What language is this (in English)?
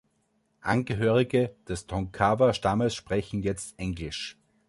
German